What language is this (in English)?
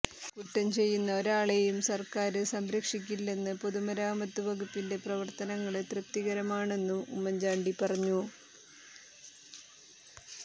Malayalam